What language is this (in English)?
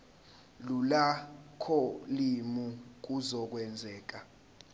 Zulu